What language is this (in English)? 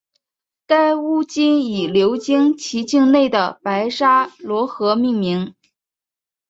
Chinese